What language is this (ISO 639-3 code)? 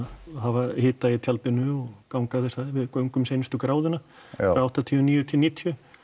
isl